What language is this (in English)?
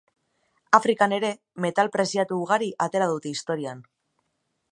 Basque